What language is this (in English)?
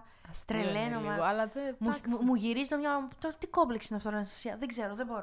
Greek